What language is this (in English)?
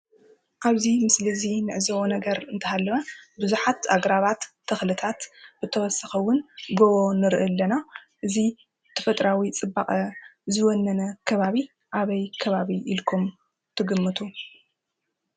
Tigrinya